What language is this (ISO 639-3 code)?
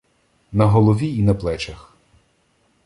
ukr